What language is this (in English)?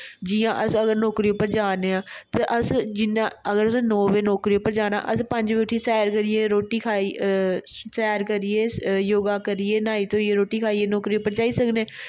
Dogri